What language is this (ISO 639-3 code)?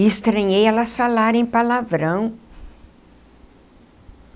por